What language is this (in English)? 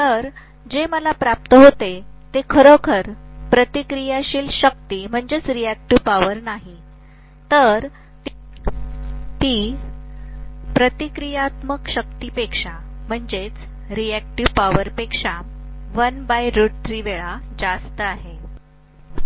Marathi